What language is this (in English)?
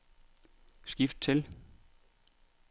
Danish